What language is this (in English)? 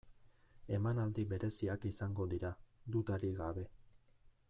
Basque